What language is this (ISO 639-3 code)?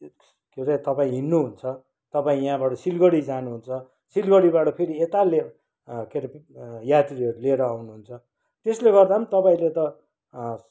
nep